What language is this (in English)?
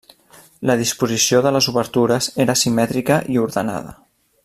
Catalan